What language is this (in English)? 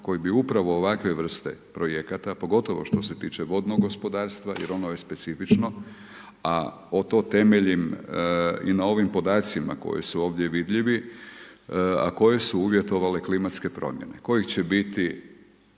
Croatian